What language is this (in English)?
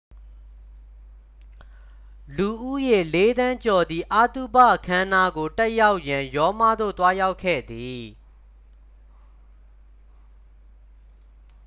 Burmese